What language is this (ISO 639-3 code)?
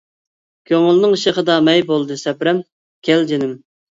uig